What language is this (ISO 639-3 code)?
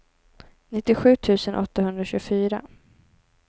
swe